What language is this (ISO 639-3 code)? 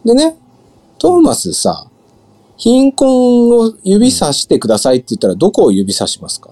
jpn